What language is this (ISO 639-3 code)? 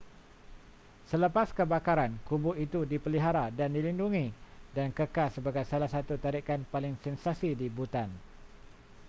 msa